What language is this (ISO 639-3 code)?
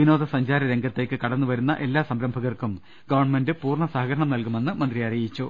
mal